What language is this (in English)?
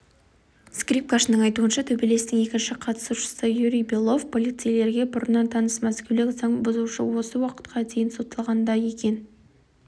Kazakh